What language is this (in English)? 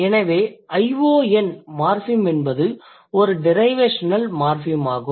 Tamil